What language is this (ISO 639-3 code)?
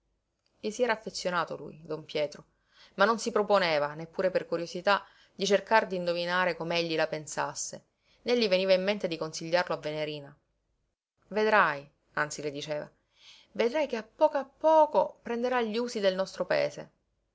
ita